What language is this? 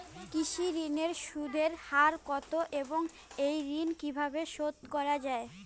Bangla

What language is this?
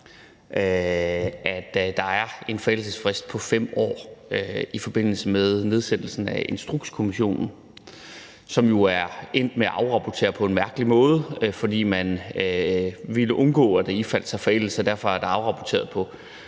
Danish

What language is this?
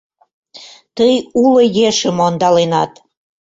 Mari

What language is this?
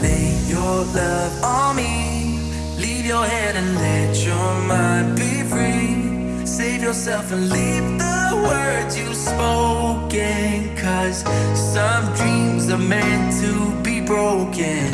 English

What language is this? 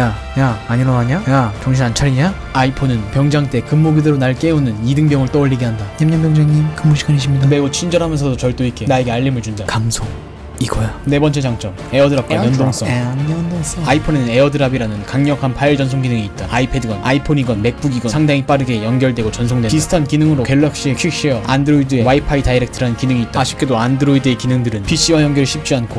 Korean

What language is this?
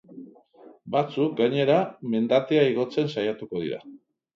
Basque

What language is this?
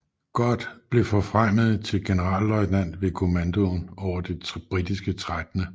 Danish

